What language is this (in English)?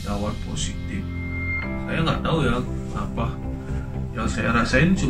Indonesian